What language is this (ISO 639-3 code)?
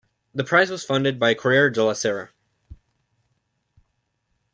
eng